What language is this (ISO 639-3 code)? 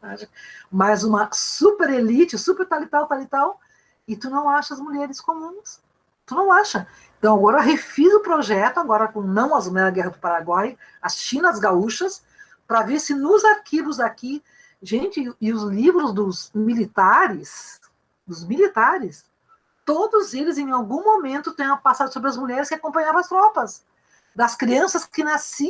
por